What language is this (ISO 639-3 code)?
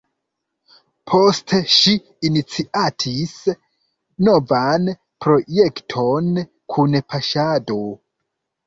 epo